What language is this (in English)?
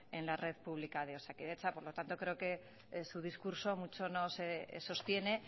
Spanish